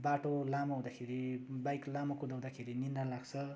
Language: Nepali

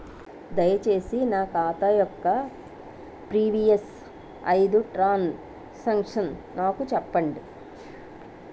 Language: Telugu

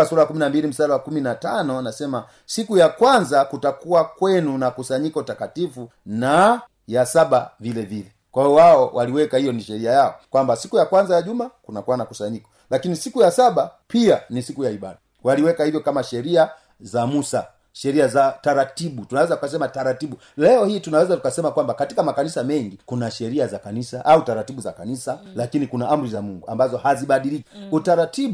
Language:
Swahili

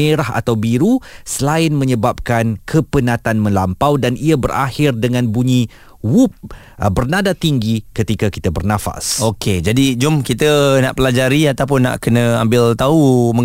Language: Malay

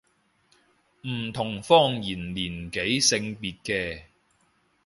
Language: Cantonese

